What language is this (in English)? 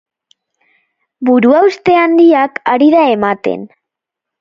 Basque